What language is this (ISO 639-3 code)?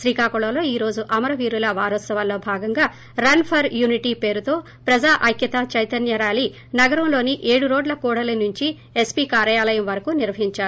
tel